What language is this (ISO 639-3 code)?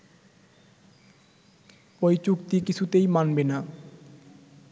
ben